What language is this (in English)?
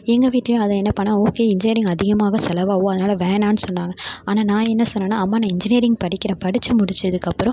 Tamil